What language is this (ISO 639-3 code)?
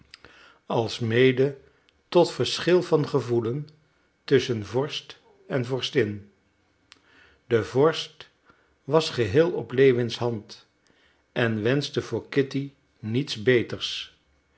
nld